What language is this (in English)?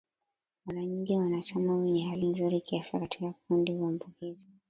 Swahili